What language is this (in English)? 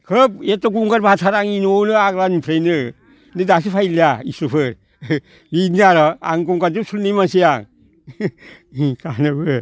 Bodo